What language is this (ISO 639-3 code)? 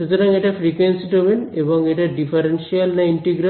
ben